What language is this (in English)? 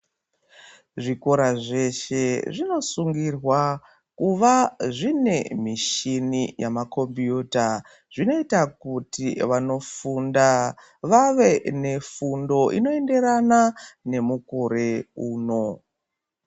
Ndau